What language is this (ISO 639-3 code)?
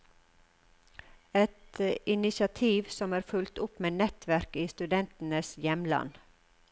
nor